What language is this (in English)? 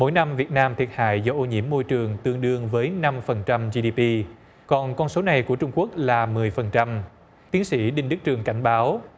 Vietnamese